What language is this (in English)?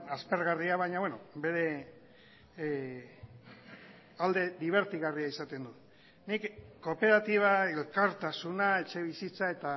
Basque